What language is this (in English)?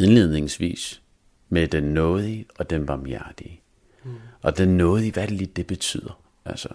Danish